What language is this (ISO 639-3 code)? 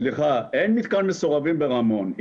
heb